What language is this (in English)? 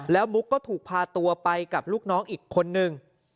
Thai